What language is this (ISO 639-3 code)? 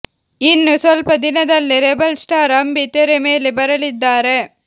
kan